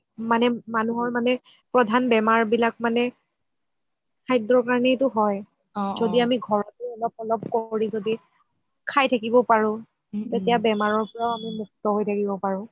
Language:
Assamese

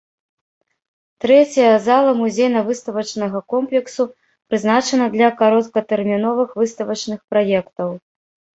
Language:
Belarusian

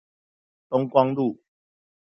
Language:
Chinese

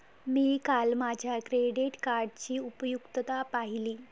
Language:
Marathi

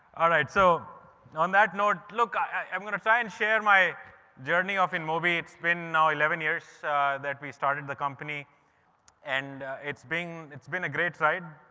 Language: English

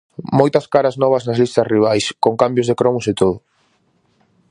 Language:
Galician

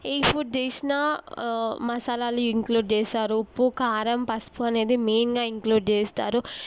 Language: Telugu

